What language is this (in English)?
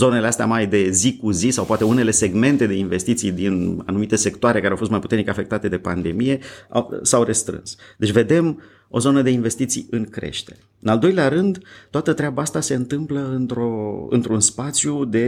Romanian